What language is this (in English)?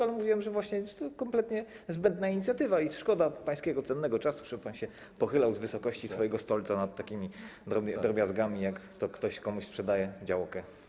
Polish